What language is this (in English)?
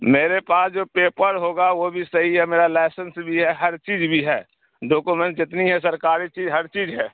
Urdu